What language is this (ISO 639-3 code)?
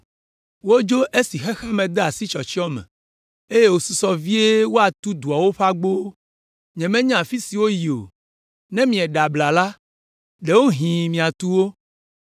ewe